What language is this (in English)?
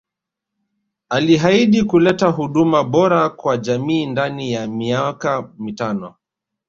Swahili